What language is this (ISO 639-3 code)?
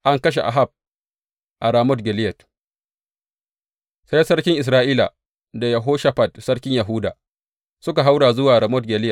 hau